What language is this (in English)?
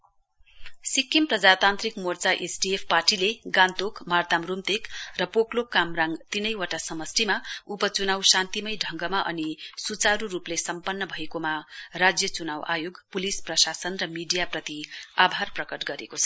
Nepali